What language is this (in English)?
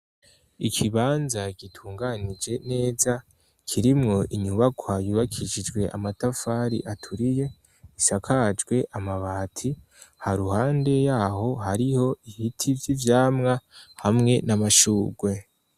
Rundi